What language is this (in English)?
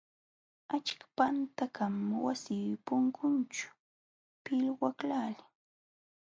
Jauja Wanca Quechua